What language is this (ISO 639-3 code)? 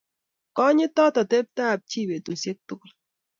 kln